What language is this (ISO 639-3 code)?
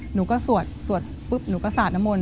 tha